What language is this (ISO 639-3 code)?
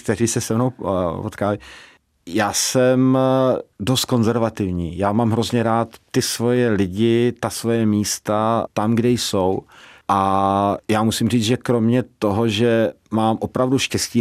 ces